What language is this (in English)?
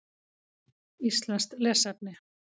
Icelandic